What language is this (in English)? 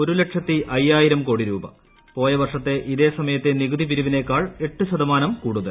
Malayalam